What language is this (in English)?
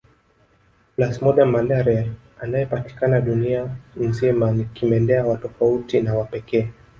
Swahili